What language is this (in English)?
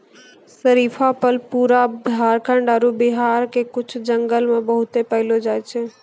Maithili